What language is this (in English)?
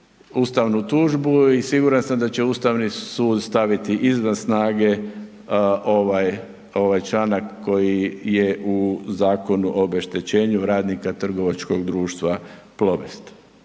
Croatian